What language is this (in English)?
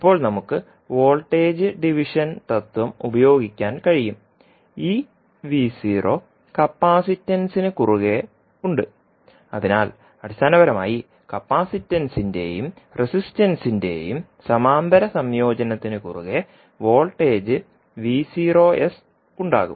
Malayalam